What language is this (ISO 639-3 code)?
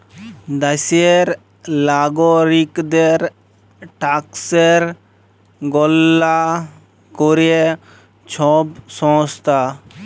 ben